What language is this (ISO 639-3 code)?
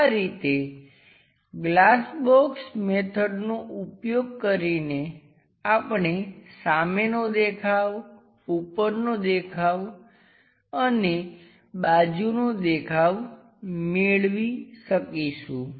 guj